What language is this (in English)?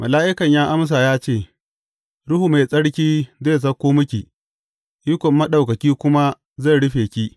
Hausa